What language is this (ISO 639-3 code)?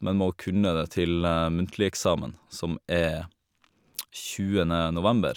nor